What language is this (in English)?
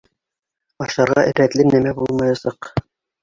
Bashkir